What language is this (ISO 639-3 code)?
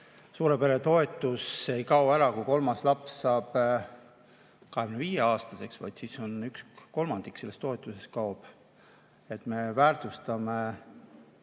est